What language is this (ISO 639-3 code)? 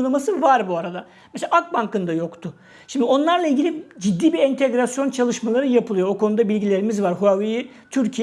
tur